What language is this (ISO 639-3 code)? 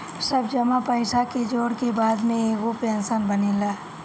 bho